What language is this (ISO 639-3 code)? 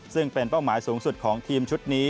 tha